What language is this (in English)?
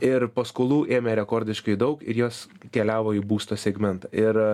Lithuanian